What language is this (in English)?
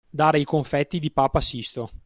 Italian